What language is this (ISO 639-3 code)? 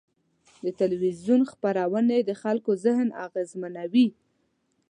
pus